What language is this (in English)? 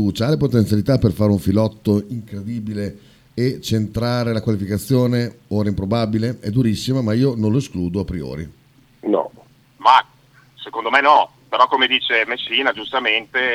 Italian